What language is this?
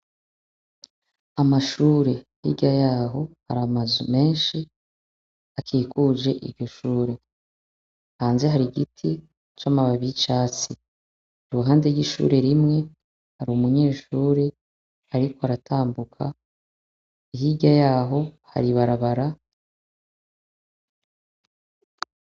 Rundi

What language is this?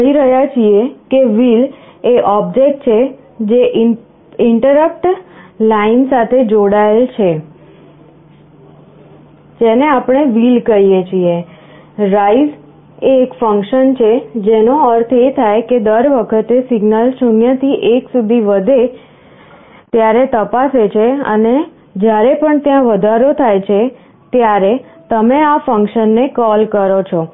Gujarati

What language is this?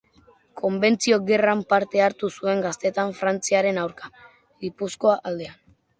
Basque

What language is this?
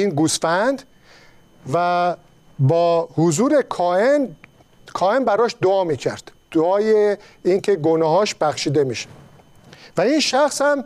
Persian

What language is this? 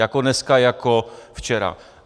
Czech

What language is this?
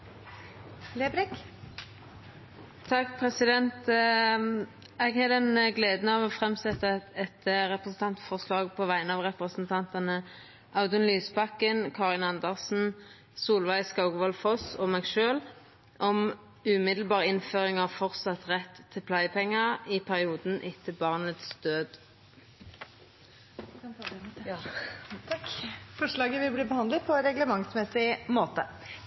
Norwegian Nynorsk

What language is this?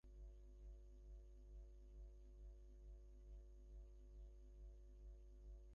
Bangla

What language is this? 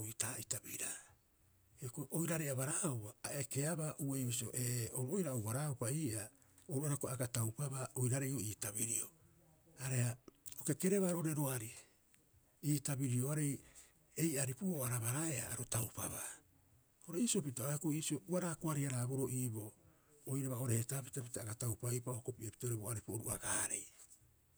Rapoisi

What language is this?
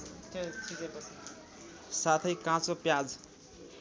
Nepali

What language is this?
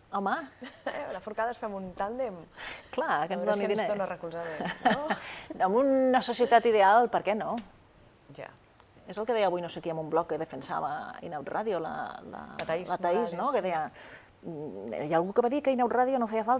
Spanish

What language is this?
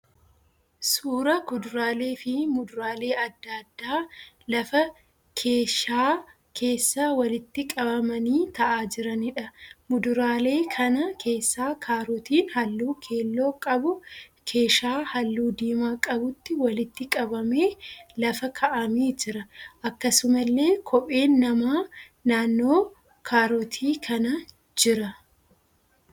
Oromo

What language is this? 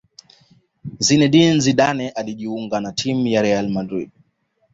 Swahili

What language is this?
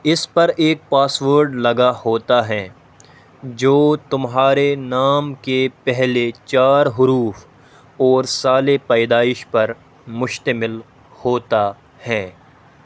Urdu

